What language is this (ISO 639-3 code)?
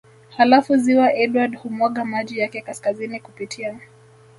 swa